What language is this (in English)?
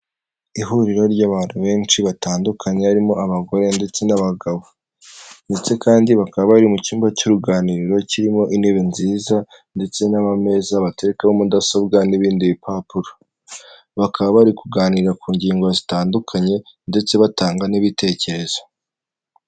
Kinyarwanda